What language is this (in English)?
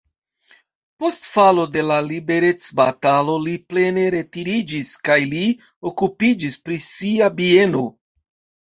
Esperanto